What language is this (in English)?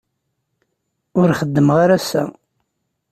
Kabyle